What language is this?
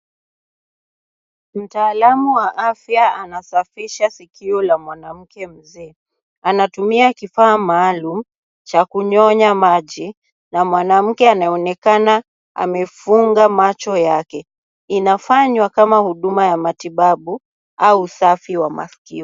Swahili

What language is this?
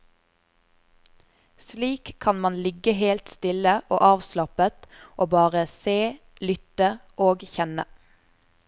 Norwegian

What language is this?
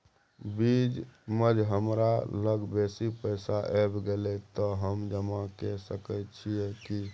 Maithili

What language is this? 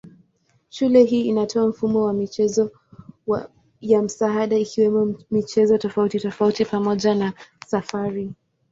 Swahili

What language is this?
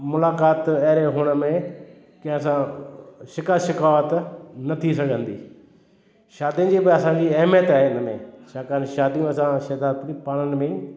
Sindhi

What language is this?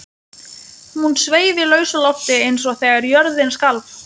Icelandic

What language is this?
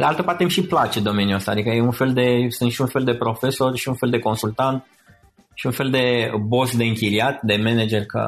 Romanian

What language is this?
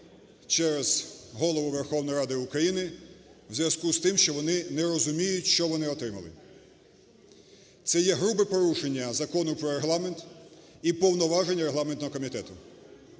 Ukrainian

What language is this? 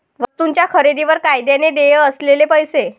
Marathi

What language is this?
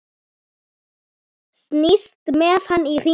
Icelandic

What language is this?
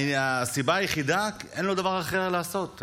Hebrew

